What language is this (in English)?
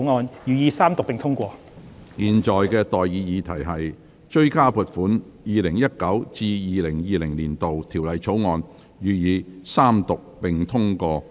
Cantonese